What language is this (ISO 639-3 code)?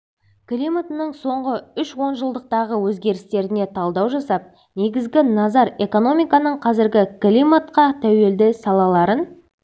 kaz